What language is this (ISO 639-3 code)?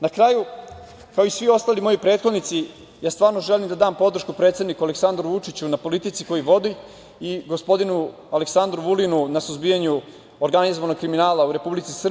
srp